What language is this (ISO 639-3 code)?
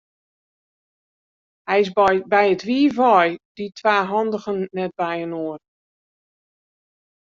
fry